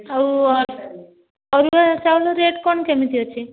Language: Odia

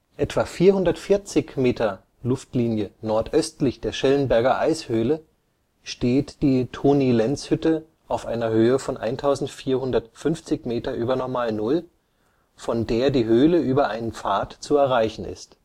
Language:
German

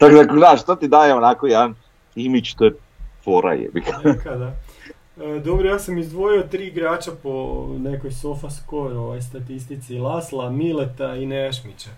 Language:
Croatian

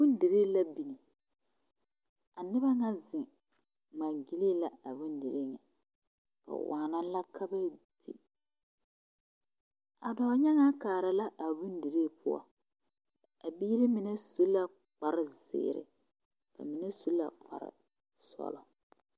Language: Southern Dagaare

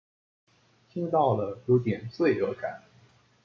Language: Chinese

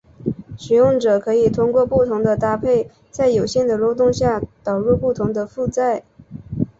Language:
Chinese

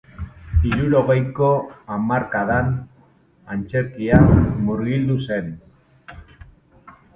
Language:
Basque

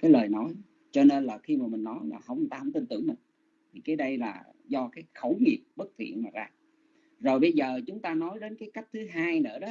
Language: Vietnamese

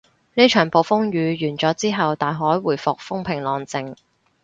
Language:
Cantonese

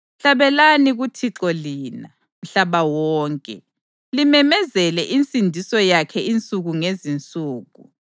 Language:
North Ndebele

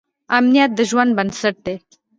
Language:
Pashto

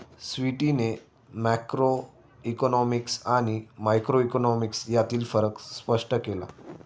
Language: Marathi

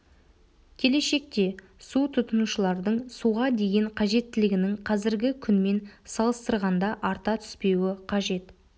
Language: Kazakh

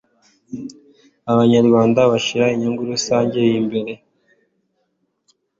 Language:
Kinyarwanda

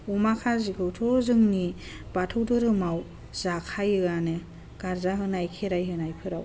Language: Bodo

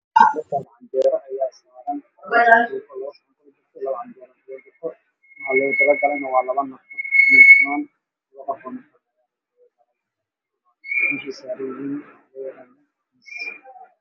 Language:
Somali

